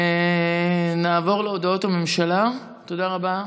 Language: Hebrew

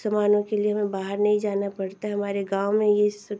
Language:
Hindi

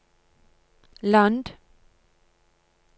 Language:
Norwegian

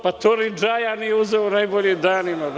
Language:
Serbian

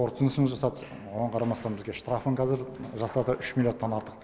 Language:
Kazakh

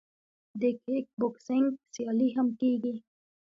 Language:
Pashto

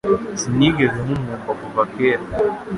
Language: Kinyarwanda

